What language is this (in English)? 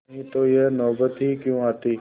Hindi